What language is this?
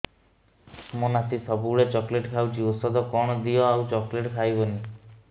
Odia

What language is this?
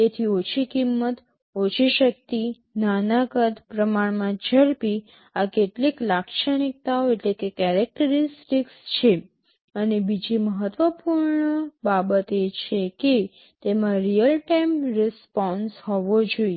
Gujarati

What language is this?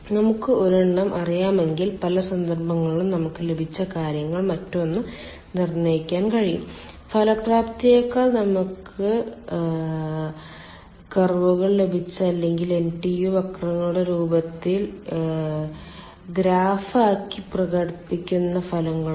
Malayalam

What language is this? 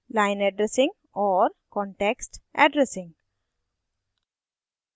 Hindi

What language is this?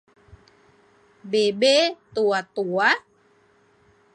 Thai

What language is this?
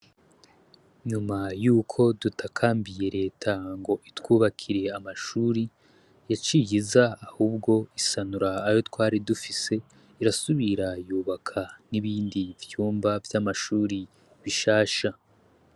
Rundi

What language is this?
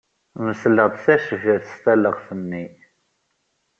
Kabyle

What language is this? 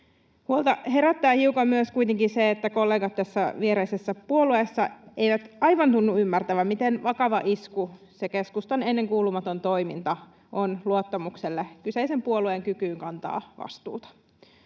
Finnish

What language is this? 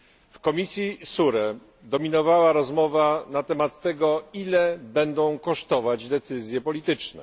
Polish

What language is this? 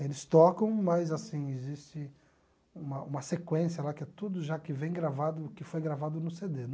Portuguese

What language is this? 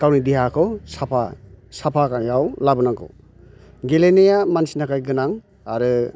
Bodo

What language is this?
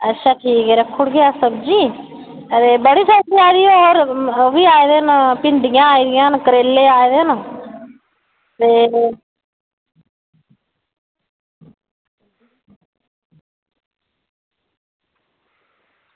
Dogri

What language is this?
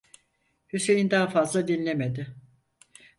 Turkish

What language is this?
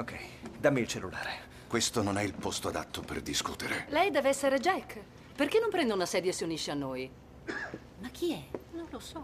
Italian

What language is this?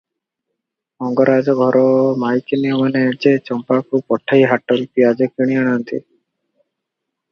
Odia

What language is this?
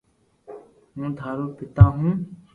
Loarki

